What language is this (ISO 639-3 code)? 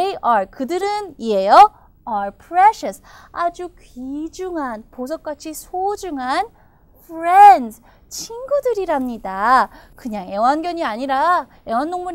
kor